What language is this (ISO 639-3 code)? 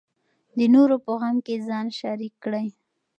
pus